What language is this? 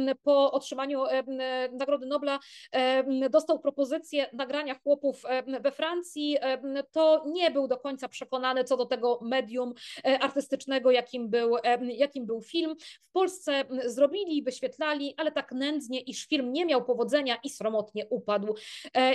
Polish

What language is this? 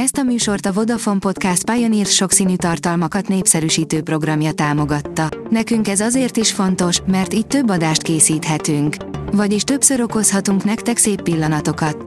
Hungarian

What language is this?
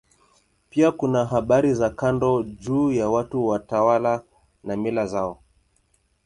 Swahili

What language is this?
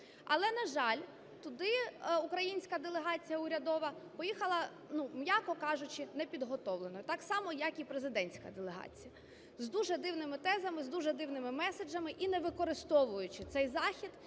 Ukrainian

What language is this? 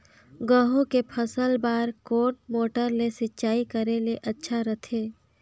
Chhattisgarhi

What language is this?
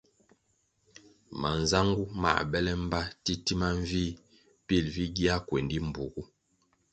Kwasio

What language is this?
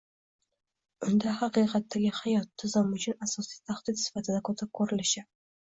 Uzbek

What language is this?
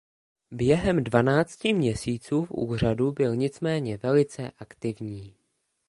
Czech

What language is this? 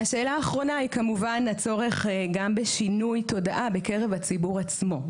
Hebrew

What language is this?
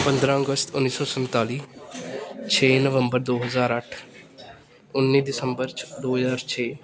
Punjabi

